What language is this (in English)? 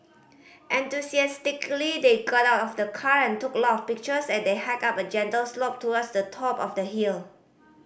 English